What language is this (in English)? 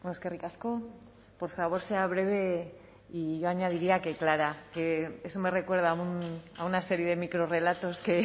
Spanish